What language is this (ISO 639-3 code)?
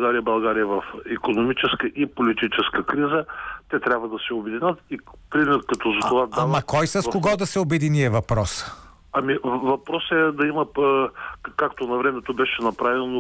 bul